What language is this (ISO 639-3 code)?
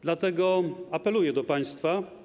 pol